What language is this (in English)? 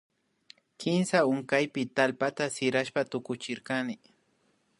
Imbabura Highland Quichua